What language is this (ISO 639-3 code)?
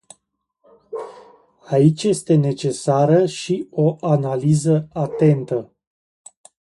ron